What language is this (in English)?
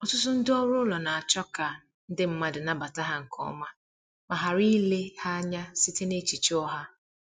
Igbo